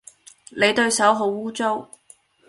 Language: Cantonese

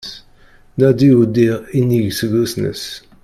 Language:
Kabyle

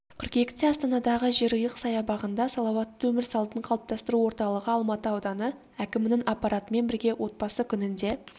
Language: Kazakh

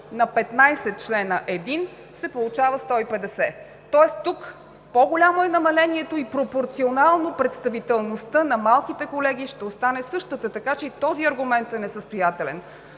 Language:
Bulgarian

